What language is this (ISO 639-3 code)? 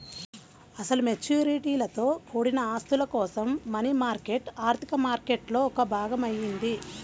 tel